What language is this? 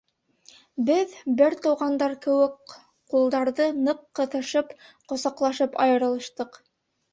Bashkir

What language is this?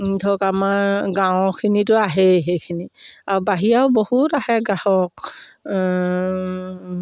Assamese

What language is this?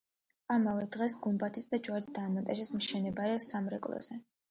Georgian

